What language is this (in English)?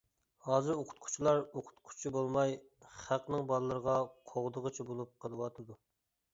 Uyghur